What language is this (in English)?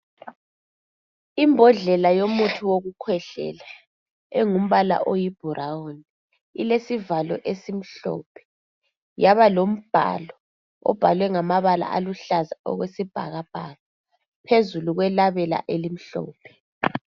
North Ndebele